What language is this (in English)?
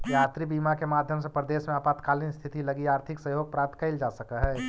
Magahi